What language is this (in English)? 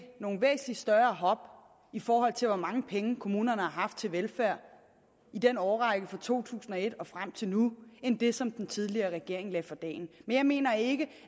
Danish